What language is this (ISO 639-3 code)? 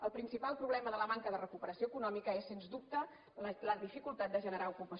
cat